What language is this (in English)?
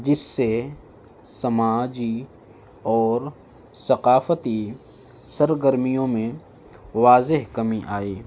Urdu